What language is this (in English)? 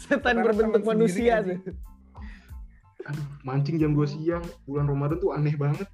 Indonesian